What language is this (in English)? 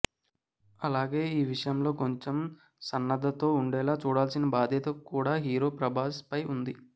Telugu